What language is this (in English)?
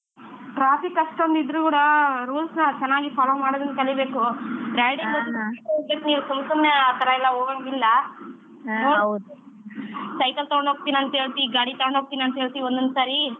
Kannada